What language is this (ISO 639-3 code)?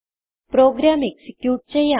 mal